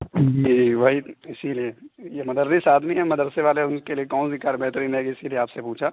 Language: Urdu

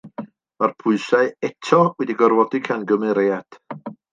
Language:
Welsh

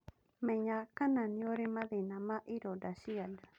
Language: Kikuyu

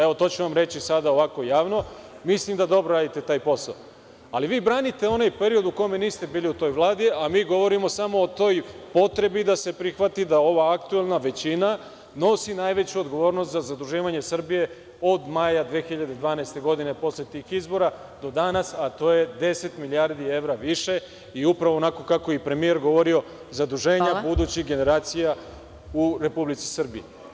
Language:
Serbian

